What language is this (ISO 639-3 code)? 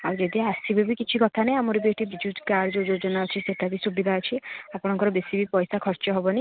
ori